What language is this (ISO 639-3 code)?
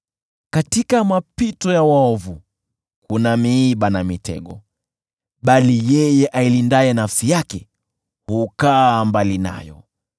swa